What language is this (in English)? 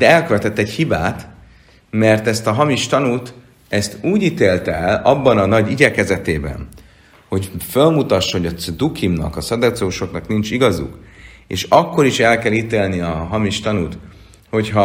Hungarian